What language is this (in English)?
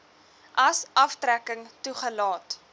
Afrikaans